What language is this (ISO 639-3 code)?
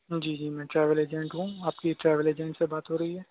urd